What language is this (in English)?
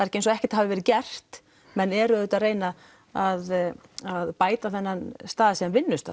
Icelandic